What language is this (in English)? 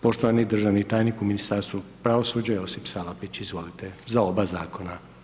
Croatian